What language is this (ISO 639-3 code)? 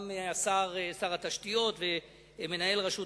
heb